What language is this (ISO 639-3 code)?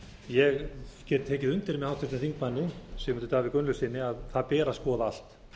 isl